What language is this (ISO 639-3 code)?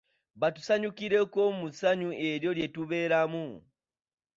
lug